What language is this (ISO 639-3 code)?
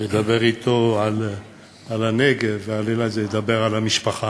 heb